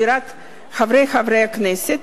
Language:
Hebrew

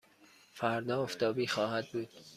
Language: Persian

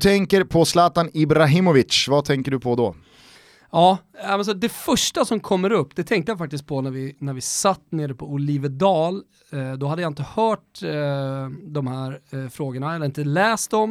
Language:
Swedish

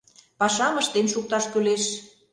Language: Mari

